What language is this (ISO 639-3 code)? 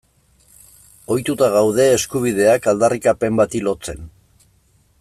eus